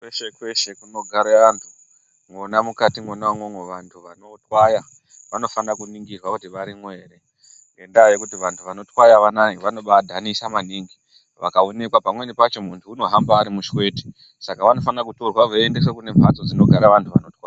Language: Ndau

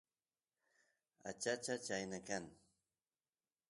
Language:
Santiago del Estero Quichua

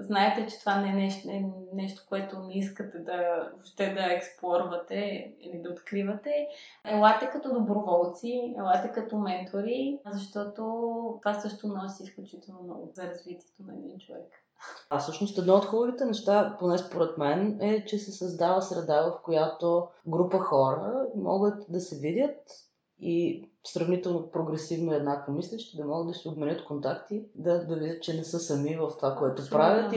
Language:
Bulgarian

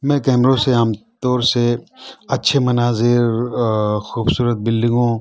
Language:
Urdu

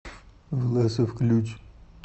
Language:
Russian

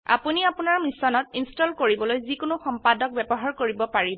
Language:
Assamese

